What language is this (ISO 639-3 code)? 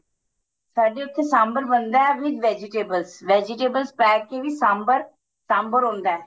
pan